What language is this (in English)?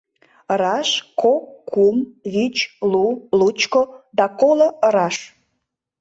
Mari